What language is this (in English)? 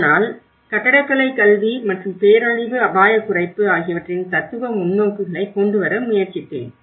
Tamil